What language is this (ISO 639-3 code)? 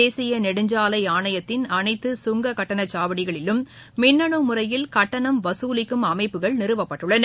tam